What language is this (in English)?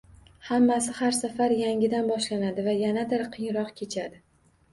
Uzbek